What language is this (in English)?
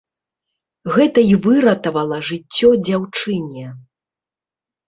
Belarusian